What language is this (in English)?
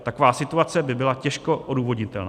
Czech